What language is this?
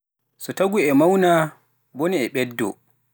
Pular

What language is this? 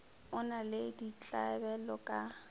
Northern Sotho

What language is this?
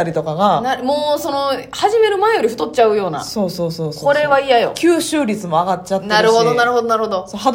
Japanese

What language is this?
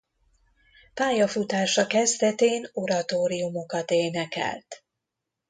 Hungarian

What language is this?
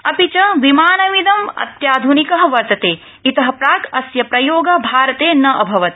Sanskrit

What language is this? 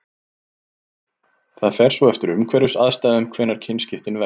Icelandic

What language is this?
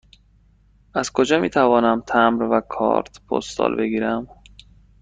Persian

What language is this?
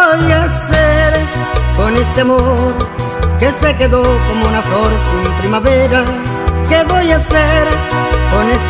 Spanish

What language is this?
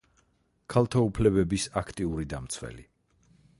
Georgian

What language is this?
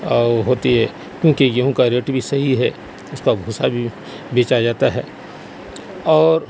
Urdu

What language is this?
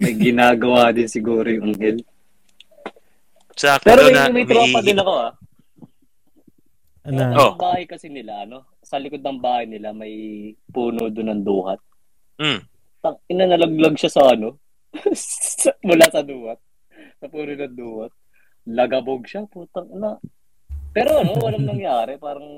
Filipino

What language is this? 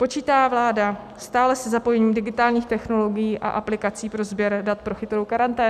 Czech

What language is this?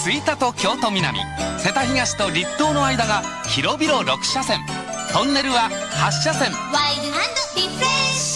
Japanese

